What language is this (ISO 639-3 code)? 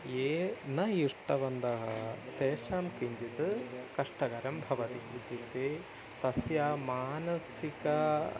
san